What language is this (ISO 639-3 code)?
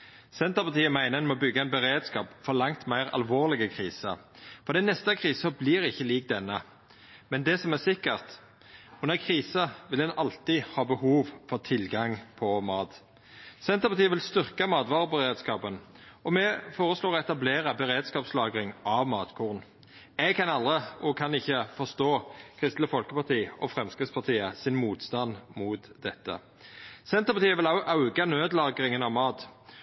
nno